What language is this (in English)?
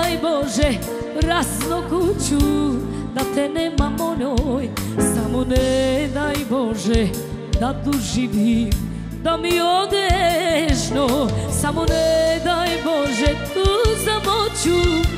Romanian